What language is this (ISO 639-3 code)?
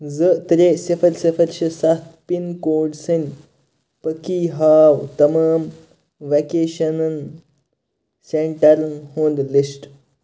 kas